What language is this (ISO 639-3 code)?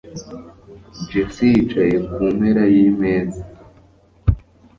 kin